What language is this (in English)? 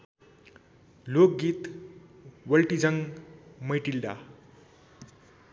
Nepali